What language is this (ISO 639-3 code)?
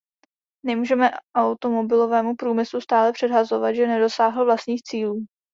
ces